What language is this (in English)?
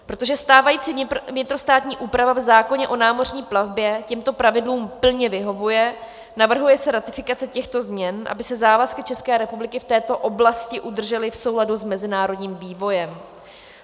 Czech